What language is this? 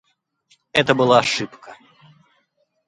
Russian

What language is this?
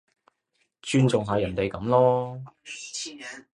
Cantonese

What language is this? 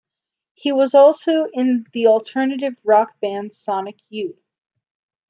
English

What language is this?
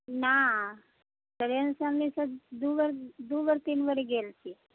Maithili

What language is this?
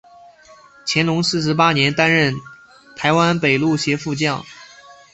Chinese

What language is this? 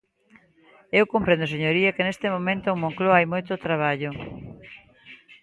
Galician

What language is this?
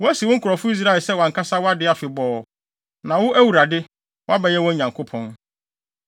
Akan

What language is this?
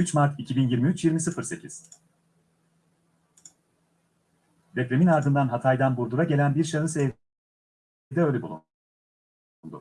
Turkish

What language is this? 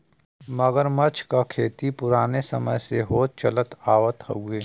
Bhojpuri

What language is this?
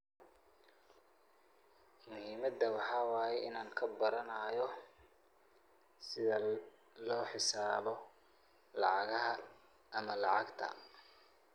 Somali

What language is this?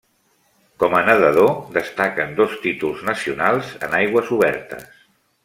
Catalan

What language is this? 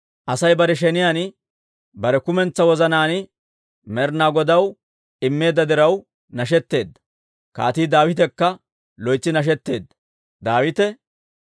Dawro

